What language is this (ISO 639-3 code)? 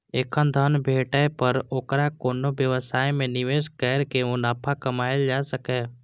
mai